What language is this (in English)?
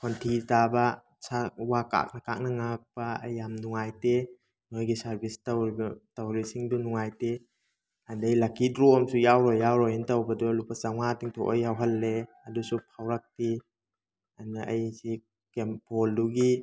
Manipuri